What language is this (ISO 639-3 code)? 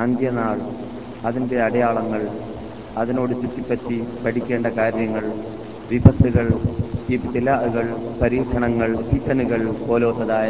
mal